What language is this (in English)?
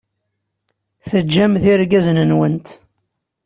Kabyle